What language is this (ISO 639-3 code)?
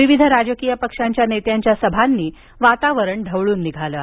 mar